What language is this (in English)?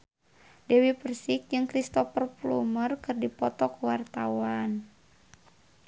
Sundanese